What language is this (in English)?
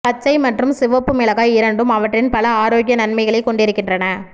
Tamil